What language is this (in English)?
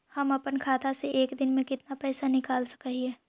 Magahi